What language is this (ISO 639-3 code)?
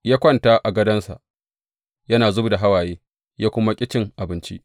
hau